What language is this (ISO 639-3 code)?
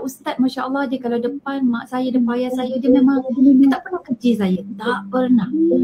msa